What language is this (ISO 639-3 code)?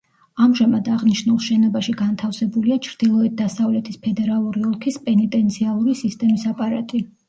kat